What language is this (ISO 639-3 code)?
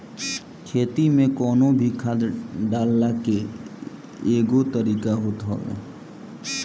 bho